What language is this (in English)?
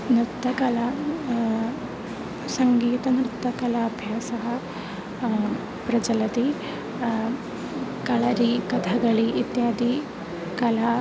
Sanskrit